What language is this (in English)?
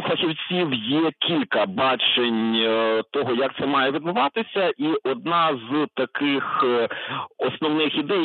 Ukrainian